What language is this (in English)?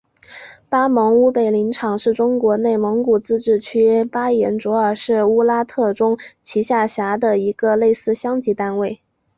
Chinese